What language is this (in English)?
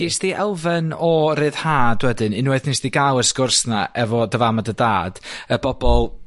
Welsh